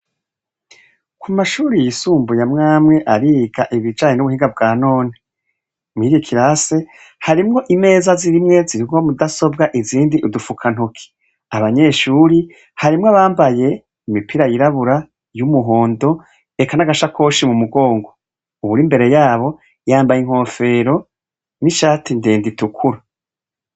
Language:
Rundi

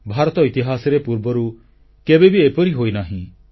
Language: Odia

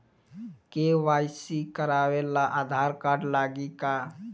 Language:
Bhojpuri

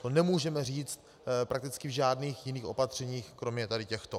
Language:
Czech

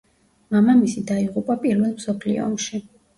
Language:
Georgian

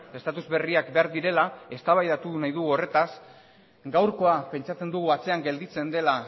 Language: Basque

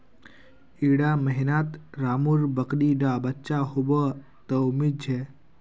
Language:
Magahi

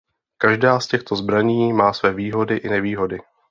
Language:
Czech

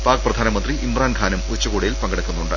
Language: Malayalam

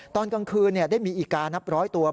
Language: Thai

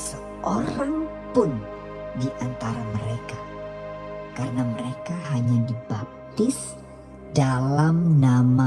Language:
Indonesian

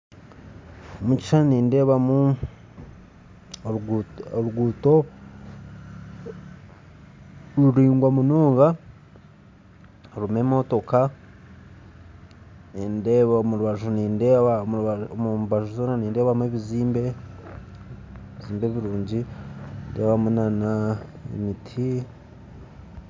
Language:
Nyankole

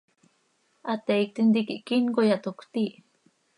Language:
Seri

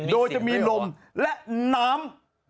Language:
Thai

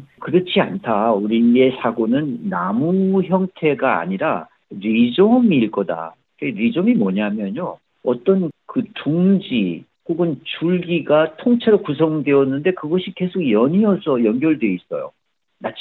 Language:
Korean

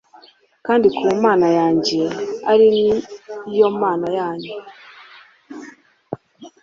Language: Kinyarwanda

